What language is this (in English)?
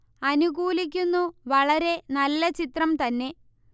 Malayalam